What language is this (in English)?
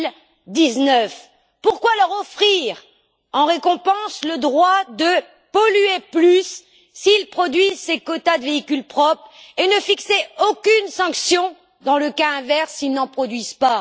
French